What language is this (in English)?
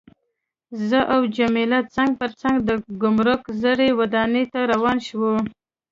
Pashto